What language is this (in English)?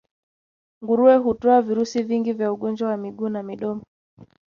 Swahili